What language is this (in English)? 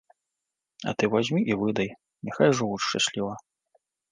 Belarusian